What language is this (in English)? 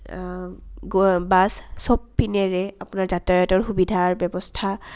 Assamese